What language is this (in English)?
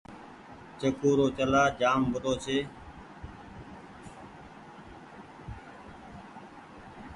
Goaria